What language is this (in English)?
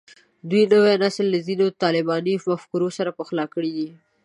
Pashto